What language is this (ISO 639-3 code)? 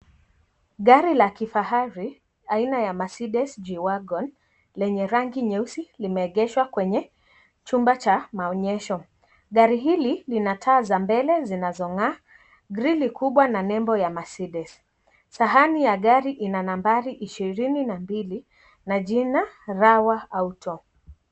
swa